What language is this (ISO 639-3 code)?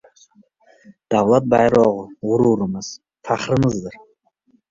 uzb